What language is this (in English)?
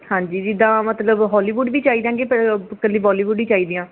Punjabi